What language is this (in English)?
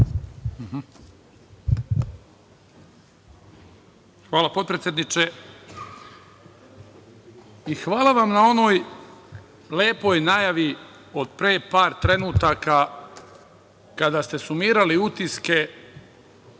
Serbian